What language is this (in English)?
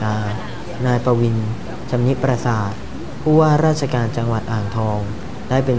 Thai